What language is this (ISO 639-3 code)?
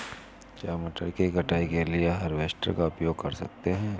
hin